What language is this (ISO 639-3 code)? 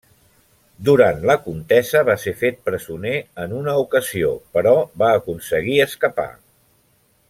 cat